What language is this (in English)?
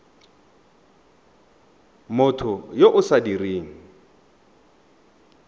Tswana